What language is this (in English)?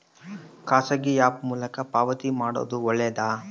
Kannada